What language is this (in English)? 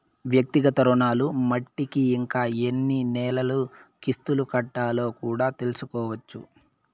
Telugu